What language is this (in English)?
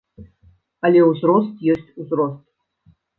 Belarusian